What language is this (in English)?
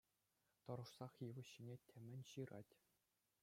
Chuvash